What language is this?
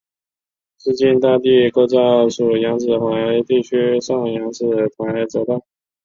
Chinese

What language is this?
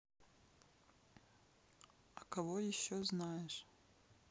Russian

